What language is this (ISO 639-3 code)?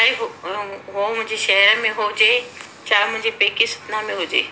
snd